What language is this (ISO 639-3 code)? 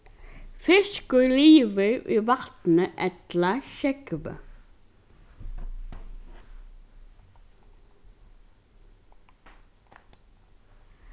fao